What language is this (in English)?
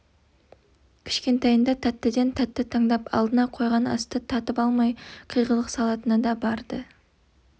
Kazakh